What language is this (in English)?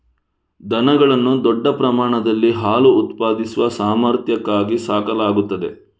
Kannada